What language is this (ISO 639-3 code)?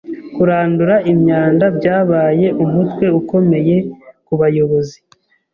kin